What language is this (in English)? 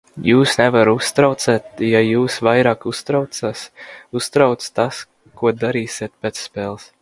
Latvian